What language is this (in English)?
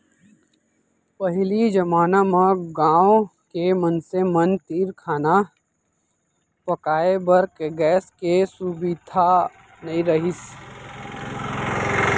Chhattisgarhi